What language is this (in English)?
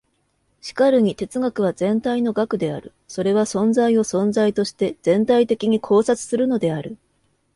Japanese